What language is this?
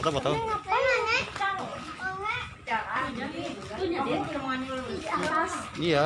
Indonesian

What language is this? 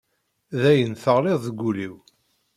Kabyle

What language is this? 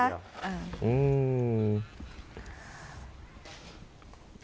Thai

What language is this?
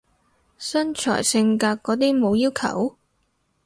Cantonese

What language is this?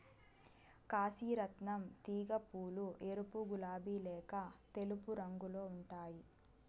Telugu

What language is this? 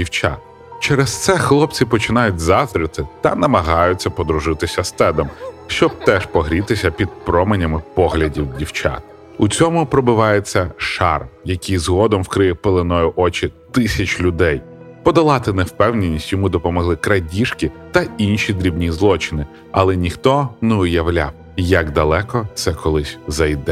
Ukrainian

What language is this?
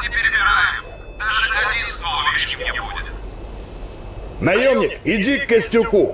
Russian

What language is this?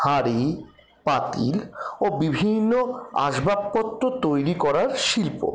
Bangla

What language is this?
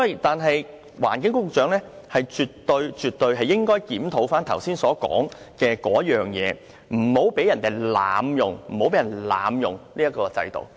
Cantonese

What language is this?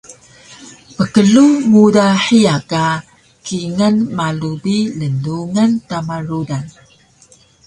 Taroko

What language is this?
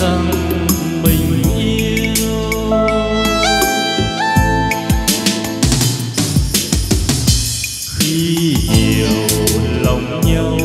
Vietnamese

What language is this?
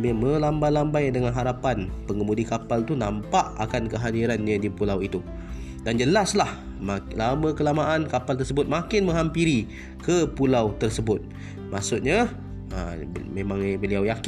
Malay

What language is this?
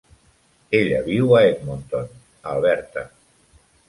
Catalan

